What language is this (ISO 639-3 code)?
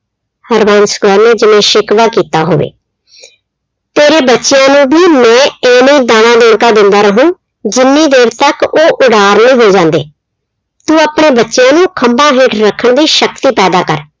pan